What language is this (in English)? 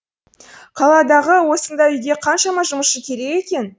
Kazakh